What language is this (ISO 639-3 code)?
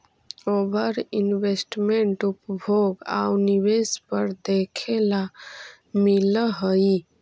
mag